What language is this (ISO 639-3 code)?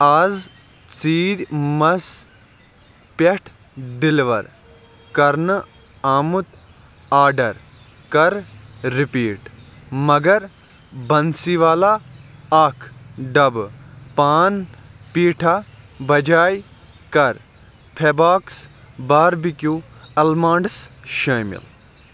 kas